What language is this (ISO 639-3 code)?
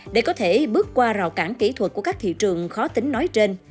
vie